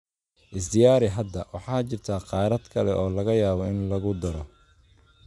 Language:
Somali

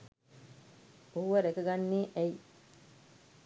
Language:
Sinhala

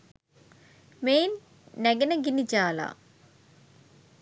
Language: Sinhala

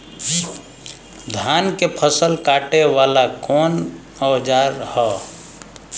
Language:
Bhojpuri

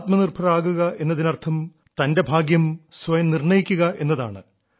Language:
Malayalam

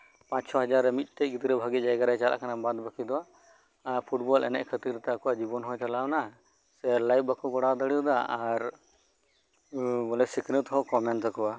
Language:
Santali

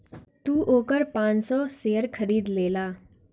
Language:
Bhojpuri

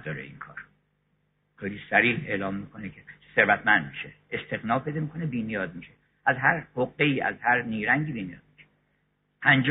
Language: Persian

